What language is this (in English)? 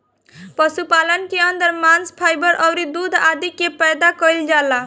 Bhojpuri